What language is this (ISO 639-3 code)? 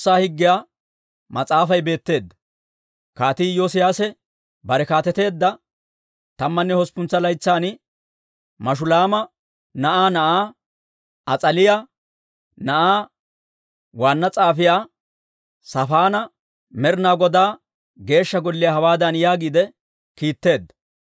dwr